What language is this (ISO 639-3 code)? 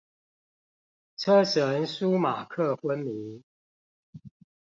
zho